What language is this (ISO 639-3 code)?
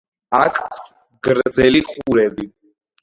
kat